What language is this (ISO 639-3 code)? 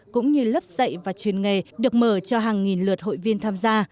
vie